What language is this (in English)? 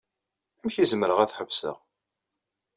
Kabyle